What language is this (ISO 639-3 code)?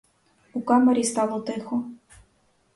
ukr